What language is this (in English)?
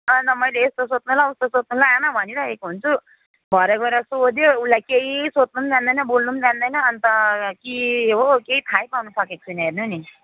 Nepali